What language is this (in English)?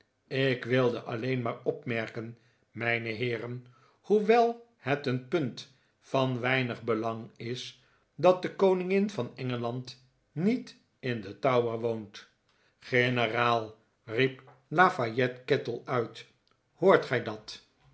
Dutch